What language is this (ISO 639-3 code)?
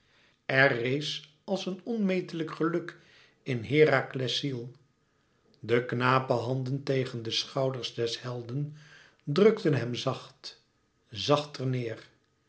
nld